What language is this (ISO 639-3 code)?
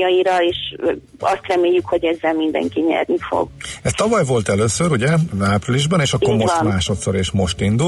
hun